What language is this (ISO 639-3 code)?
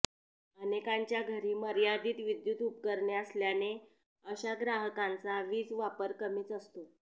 mar